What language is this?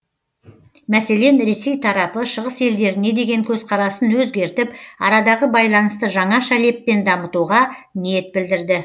Kazakh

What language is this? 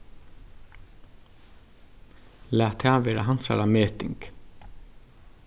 Faroese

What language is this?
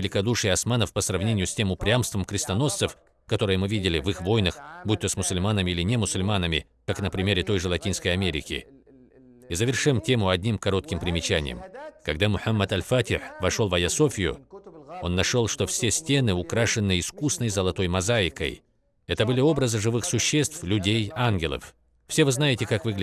Russian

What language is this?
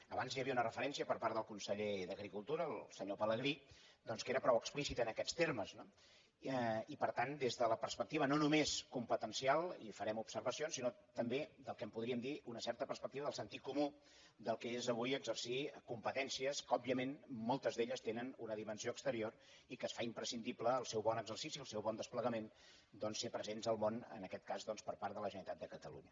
Catalan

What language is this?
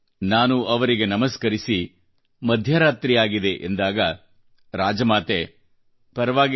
Kannada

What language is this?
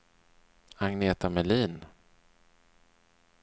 Swedish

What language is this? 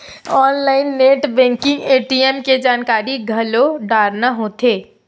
Chhattisgarhi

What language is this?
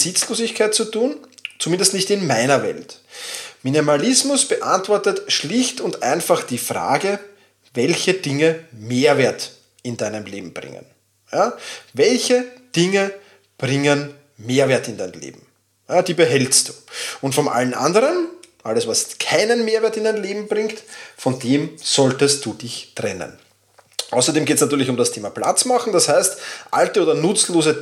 German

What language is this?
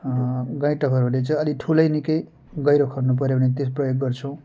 Nepali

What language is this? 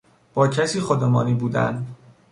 Persian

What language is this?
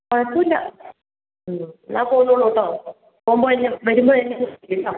Malayalam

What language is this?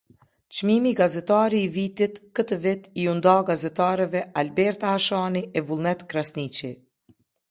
Albanian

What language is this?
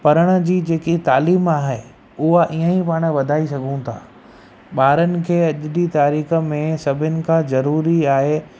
Sindhi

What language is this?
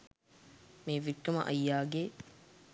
Sinhala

